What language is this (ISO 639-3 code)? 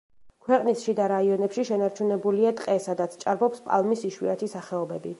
kat